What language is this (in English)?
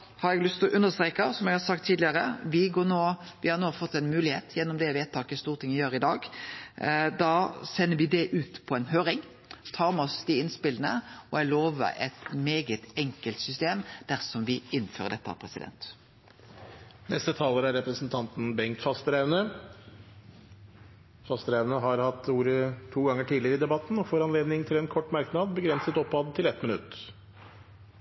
Norwegian